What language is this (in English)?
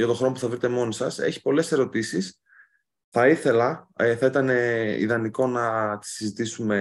Greek